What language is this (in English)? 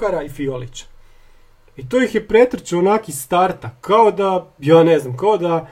Croatian